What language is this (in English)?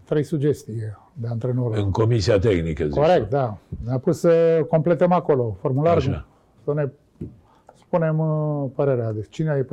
Romanian